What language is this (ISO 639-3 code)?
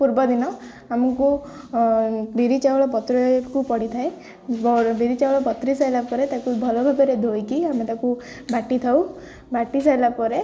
ori